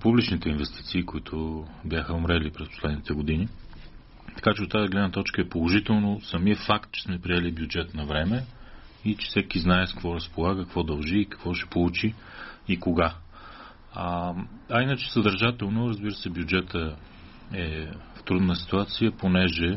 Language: Bulgarian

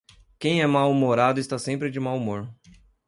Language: Portuguese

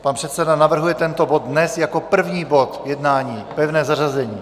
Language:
Czech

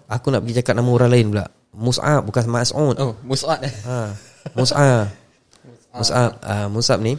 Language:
Malay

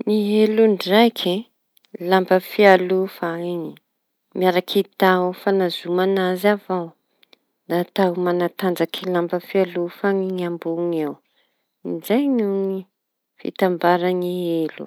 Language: Tanosy Malagasy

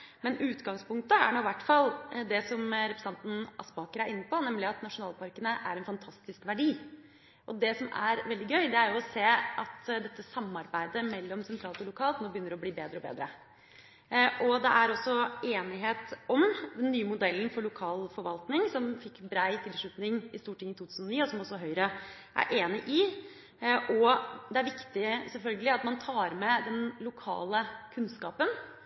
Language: Norwegian Bokmål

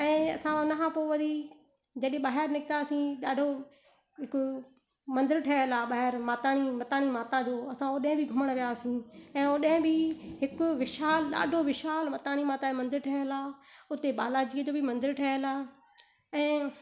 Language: Sindhi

